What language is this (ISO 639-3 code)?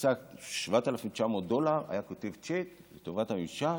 heb